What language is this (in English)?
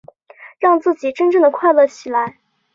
Chinese